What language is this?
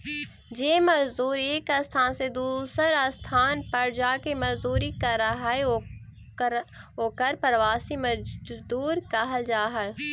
Magahi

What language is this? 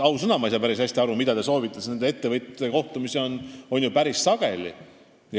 Estonian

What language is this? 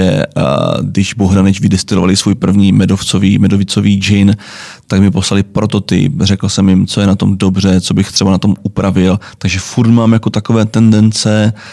Czech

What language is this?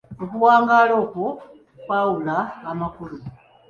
Ganda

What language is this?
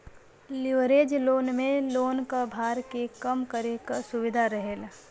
Bhojpuri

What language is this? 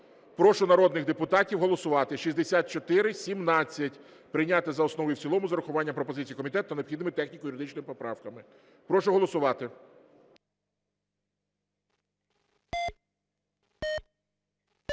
Ukrainian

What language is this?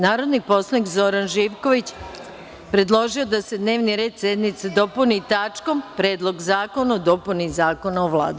Serbian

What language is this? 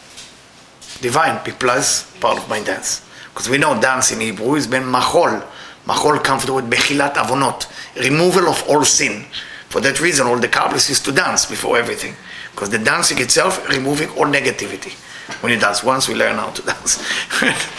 English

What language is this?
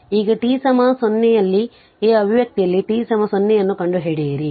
Kannada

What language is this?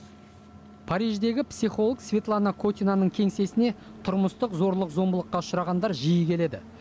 Kazakh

